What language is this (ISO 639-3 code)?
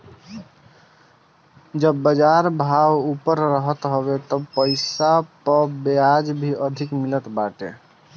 bho